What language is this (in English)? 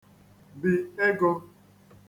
Igbo